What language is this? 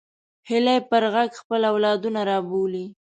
Pashto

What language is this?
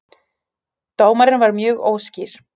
Icelandic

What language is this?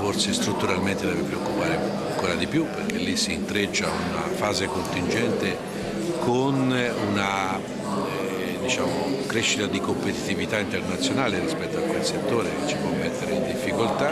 Italian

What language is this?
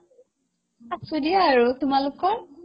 Assamese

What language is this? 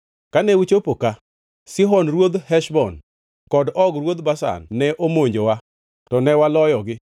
Luo (Kenya and Tanzania)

